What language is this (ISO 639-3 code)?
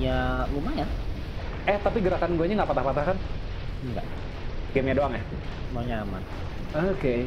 ind